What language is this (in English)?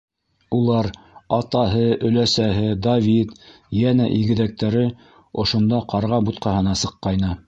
Bashkir